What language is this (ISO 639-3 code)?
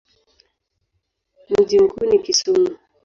swa